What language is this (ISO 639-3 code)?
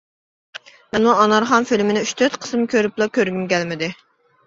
uig